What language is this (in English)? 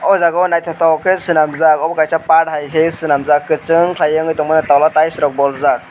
Kok Borok